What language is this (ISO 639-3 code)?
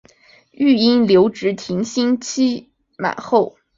zho